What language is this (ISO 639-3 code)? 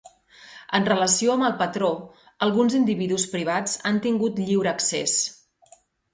cat